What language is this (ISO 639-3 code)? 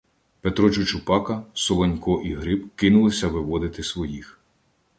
ukr